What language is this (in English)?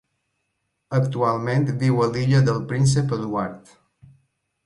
Catalan